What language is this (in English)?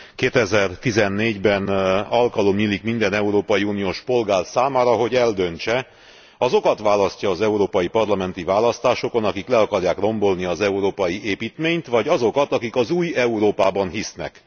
Hungarian